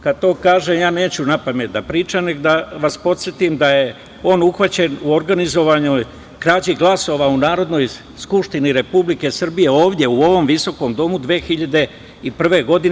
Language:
Serbian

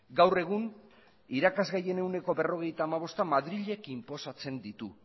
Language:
Basque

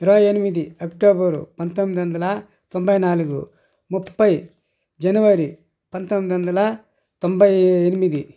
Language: Telugu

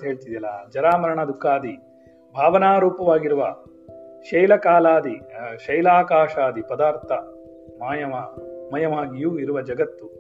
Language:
Kannada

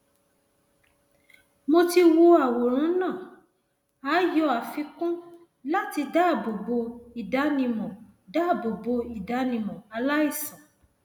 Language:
Yoruba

